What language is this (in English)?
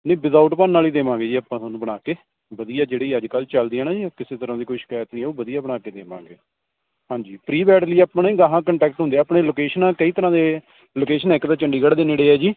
Punjabi